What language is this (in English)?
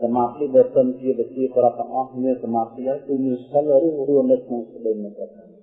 Vietnamese